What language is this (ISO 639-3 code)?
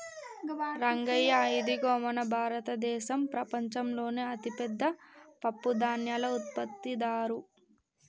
tel